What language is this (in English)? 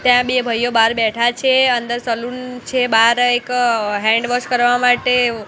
Gujarati